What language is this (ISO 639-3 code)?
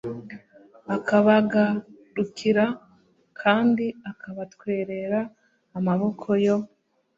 kin